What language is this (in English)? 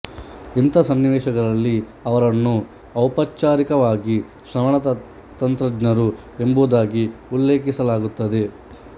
Kannada